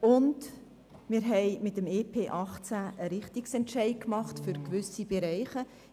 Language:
Swiss German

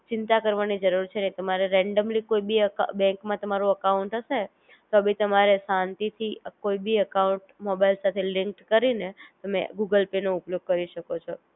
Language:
Gujarati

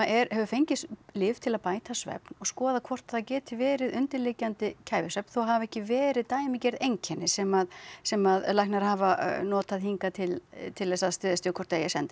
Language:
Icelandic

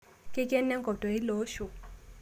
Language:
Masai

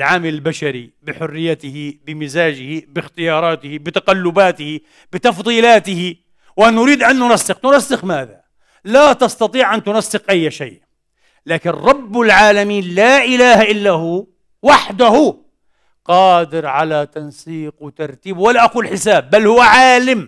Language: Arabic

